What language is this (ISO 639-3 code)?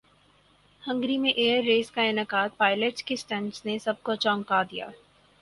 urd